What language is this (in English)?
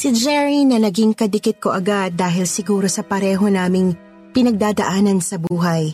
Filipino